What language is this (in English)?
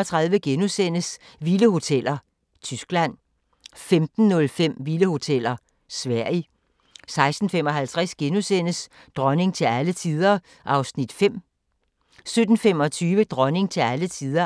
Danish